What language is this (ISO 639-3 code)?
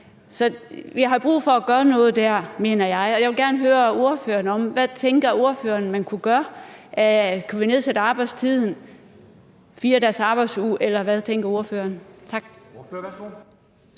dan